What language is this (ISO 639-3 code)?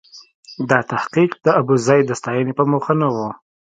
pus